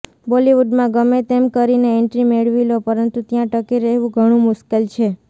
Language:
Gujarati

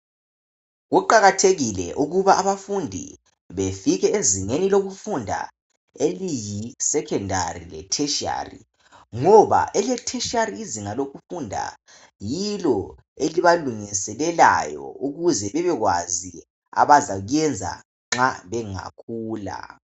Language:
North Ndebele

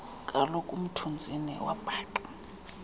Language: Xhosa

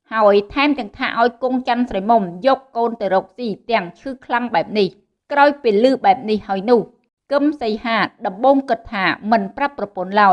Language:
Vietnamese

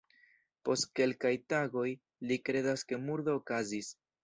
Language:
Esperanto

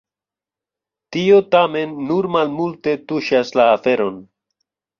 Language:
Esperanto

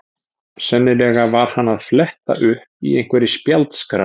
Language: Icelandic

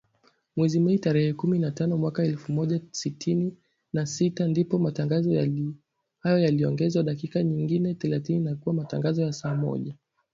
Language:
Swahili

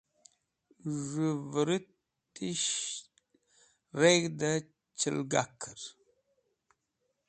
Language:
Wakhi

